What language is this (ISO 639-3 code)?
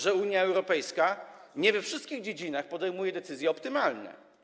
pol